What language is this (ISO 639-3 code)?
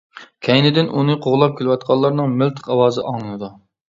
uig